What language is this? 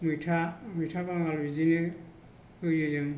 Bodo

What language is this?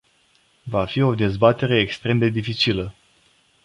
Romanian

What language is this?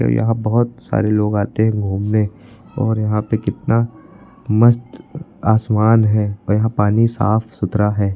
Hindi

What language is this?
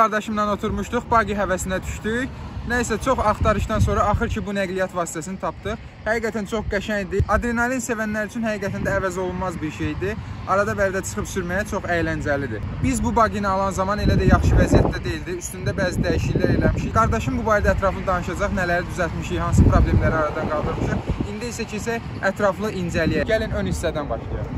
Turkish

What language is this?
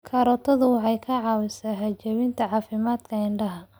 Somali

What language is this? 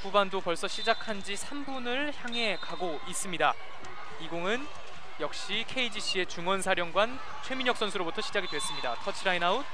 Korean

